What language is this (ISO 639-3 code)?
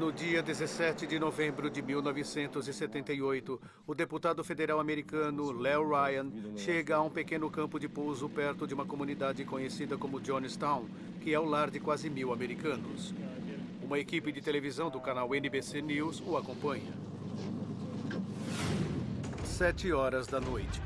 por